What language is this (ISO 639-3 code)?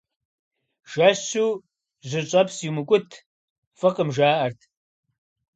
kbd